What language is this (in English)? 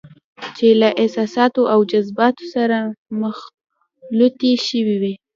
Pashto